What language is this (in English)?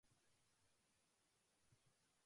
Japanese